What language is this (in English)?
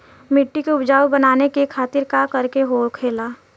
Bhojpuri